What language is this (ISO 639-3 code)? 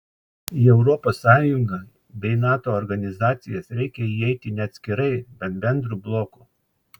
lit